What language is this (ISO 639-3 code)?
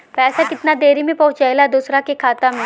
bho